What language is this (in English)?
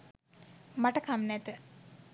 Sinhala